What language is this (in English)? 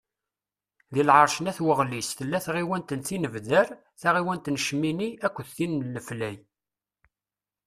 Kabyle